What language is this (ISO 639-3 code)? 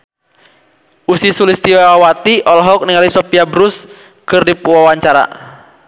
sun